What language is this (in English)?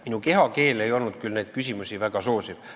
Estonian